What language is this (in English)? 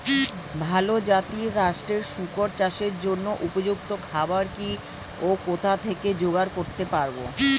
Bangla